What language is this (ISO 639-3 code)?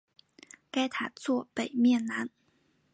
zho